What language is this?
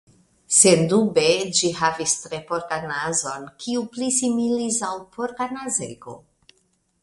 Esperanto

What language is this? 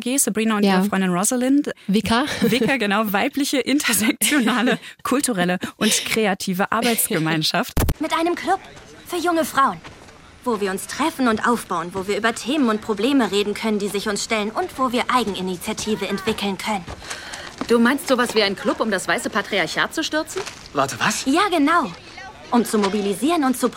German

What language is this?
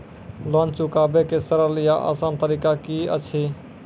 Maithili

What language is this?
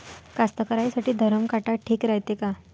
Marathi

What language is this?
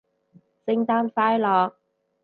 Cantonese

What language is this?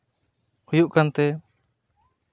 Santali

